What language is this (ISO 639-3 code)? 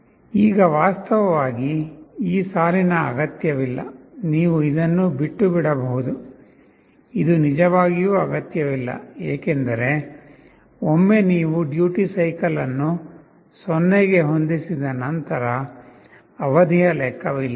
kan